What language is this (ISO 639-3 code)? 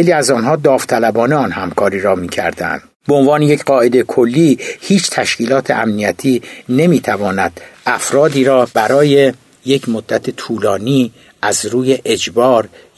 fas